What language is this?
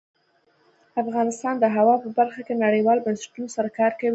Pashto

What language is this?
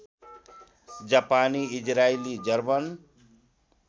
Nepali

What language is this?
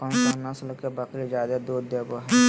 Magahi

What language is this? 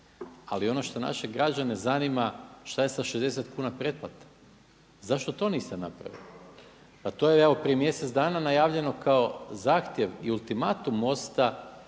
Croatian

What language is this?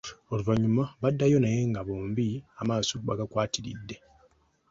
Ganda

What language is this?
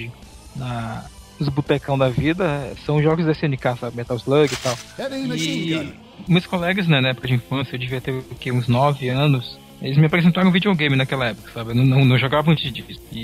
Portuguese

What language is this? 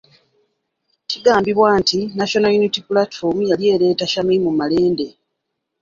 Ganda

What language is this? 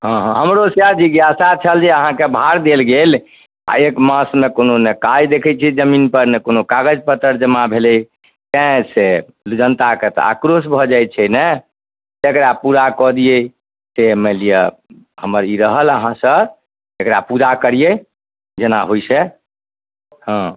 Maithili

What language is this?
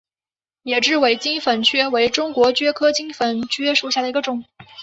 Chinese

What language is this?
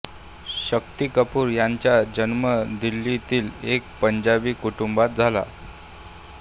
Marathi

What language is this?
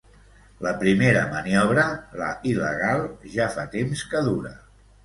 Catalan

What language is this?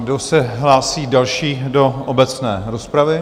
Czech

